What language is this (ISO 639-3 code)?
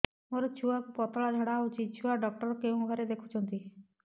ori